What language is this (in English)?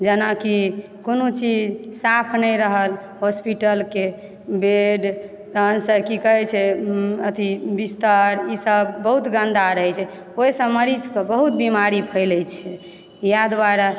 Maithili